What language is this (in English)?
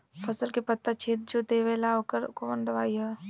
Bhojpuri